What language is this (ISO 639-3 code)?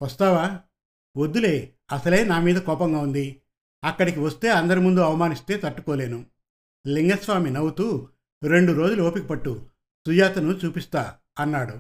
tel